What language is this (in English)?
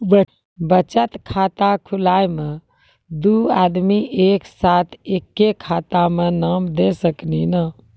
Maithili